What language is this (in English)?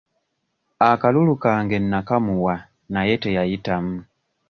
Ganda